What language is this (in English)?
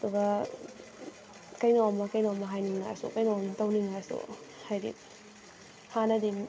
Manipuri